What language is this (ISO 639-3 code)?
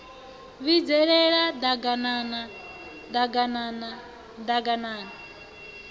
ven